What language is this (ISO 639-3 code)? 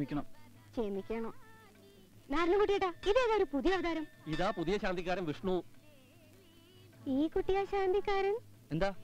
ind